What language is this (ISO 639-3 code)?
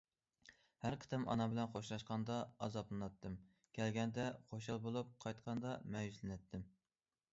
uig